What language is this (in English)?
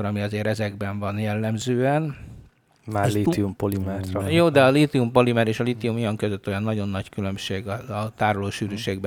Hungarian